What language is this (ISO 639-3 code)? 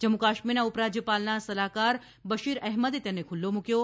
guj